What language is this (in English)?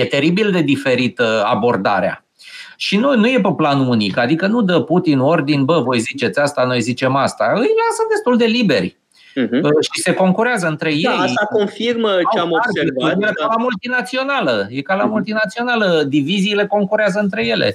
Romanian